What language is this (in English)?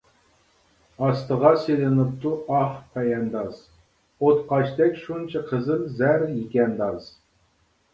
Uyghur